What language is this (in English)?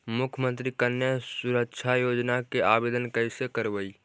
Magahi